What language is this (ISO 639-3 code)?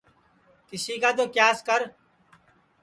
ssi